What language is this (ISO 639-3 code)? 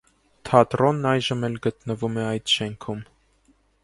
hye